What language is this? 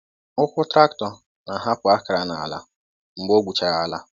Igbo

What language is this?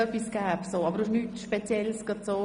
Swiss German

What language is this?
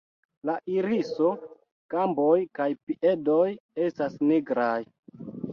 Esperanto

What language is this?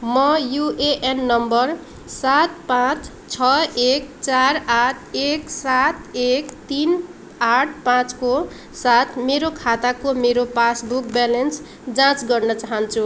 Nepali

